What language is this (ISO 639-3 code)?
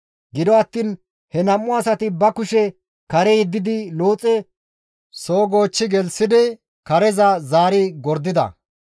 gmv